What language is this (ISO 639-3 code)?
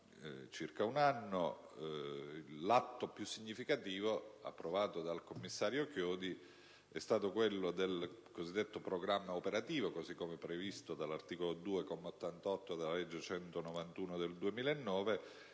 ita